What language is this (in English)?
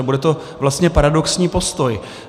Czech